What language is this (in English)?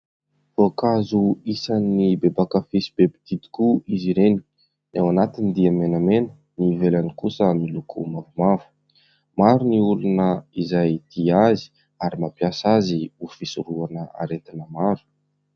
Malagasy